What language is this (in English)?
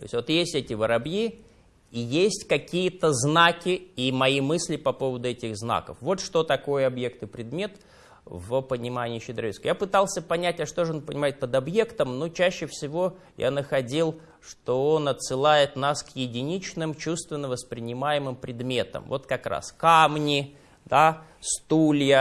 Russian